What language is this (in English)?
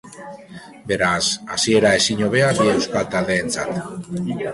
Basque